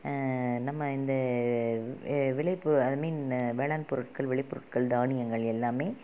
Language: Tamil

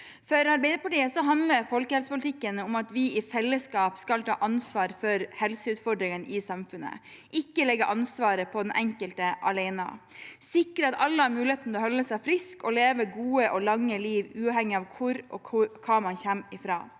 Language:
Norwegian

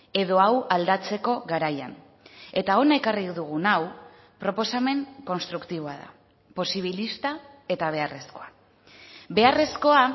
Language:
Basque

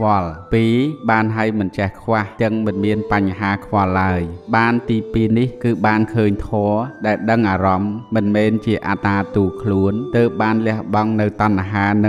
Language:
Thai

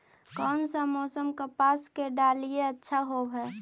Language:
Magahi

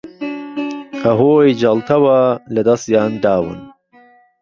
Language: Central Kurdish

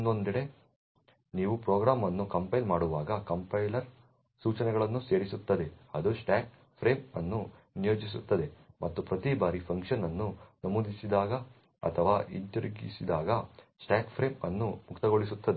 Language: Kannada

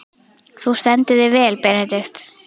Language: Icelandic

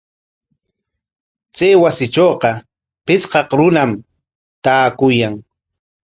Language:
Corongo Ancash Quechua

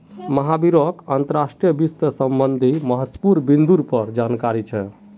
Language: Magahi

